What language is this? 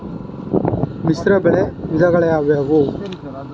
Kannada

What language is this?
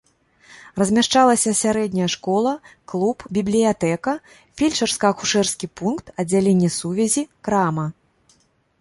Belarusian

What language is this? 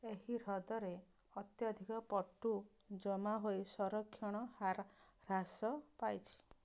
Odia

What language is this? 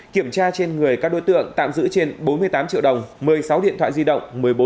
Vietnamese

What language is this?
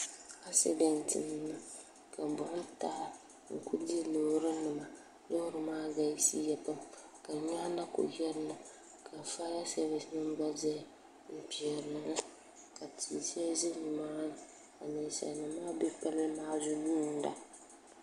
Dagbani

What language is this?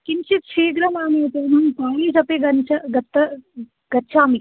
Sanskrit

